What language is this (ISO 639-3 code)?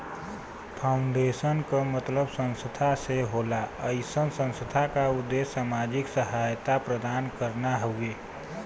bho